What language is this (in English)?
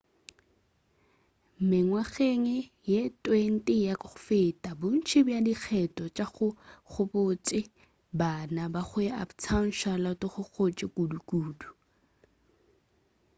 Northern Sotho